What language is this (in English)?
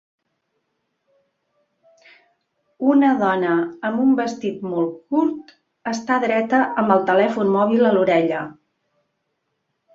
Catalan